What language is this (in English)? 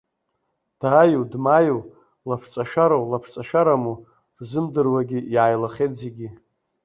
Abkhazian